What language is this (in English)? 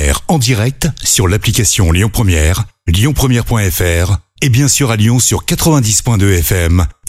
French